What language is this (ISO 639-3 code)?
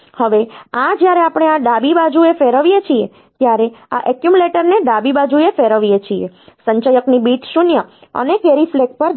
guj